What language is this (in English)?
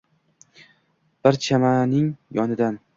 Uzbek